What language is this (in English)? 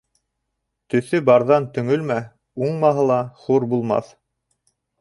Bashkir